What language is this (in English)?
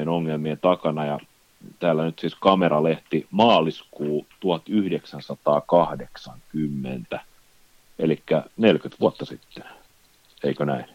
Finnish